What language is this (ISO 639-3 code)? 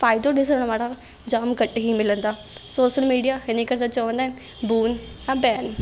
snd